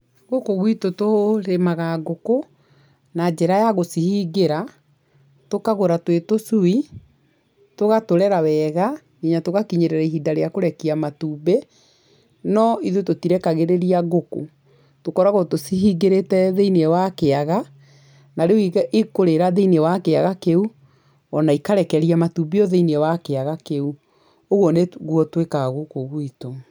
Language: Kikuyu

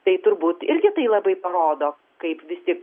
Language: Lithuanian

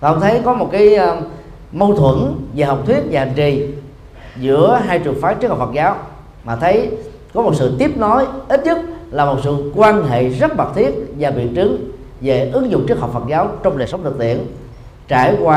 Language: Vietnamese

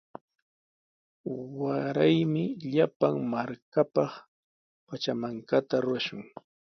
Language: Sihuas Ancash Quechua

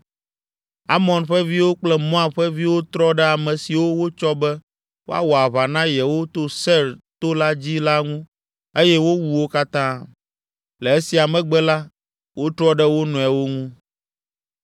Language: Ewe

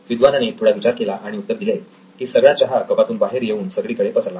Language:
Marathi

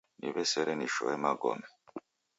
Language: Taita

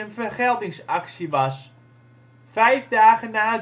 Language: Dutch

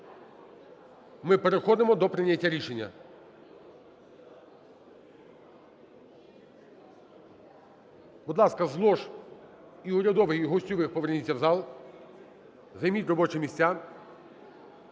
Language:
Ukrainian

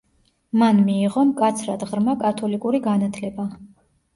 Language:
Georgian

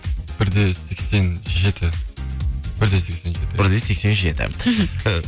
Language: Kazakh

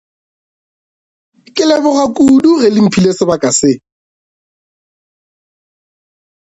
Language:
Northern Sotho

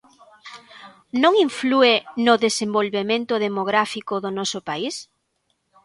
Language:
Galician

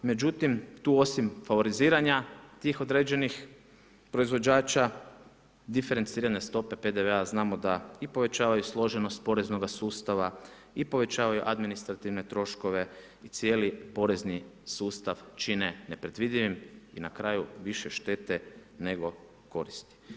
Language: Croatian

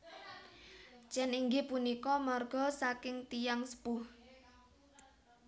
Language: Javanese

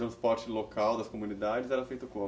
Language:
Portuguese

